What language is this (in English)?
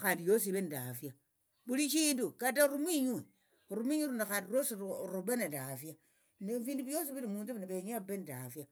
Tsotso